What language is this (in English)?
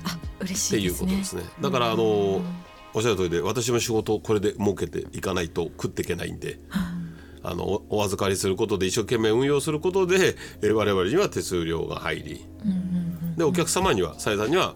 Japanese